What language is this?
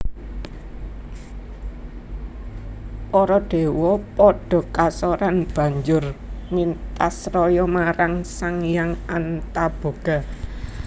Javanese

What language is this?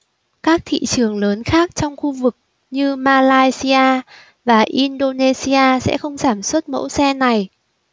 Vietnamese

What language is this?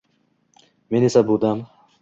Uzbek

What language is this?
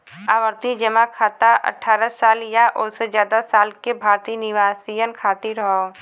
Bhojpuri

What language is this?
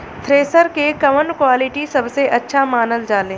Bhojpuri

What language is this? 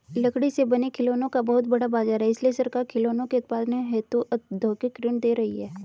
Hindi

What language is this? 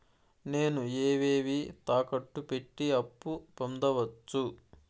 Telugu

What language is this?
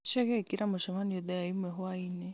Kikuyu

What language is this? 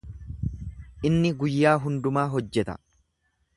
Oromo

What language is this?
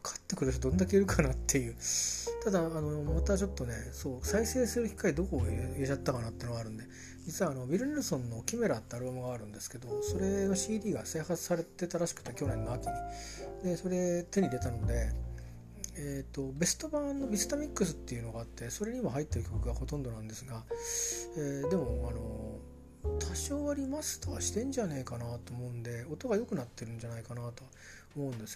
Japanese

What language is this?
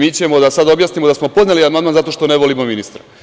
Serbian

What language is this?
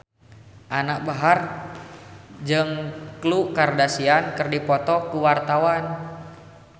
Sundanese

